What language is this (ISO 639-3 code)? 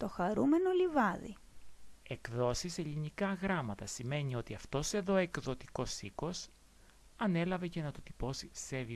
ell